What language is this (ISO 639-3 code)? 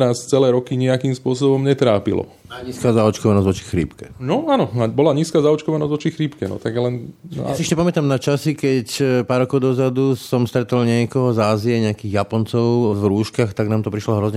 slk